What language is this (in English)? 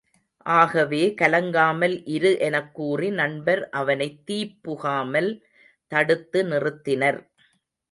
Tamil